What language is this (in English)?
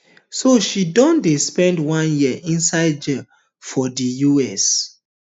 Nigerian Pidgin